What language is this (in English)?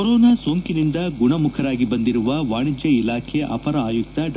Kannada